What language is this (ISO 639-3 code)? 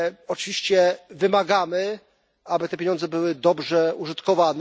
pol